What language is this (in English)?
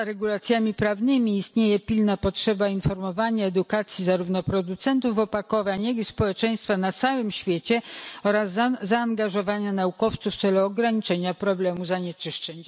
Polish